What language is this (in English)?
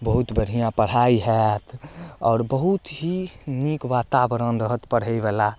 Maithili